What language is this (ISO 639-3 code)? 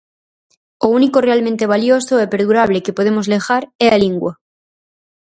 glg